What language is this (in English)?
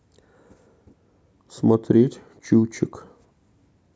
Russian